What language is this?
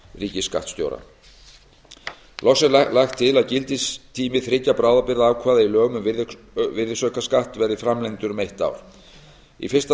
Icelandic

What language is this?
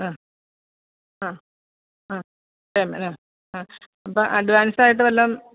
Malayalam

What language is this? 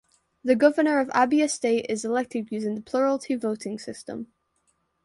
English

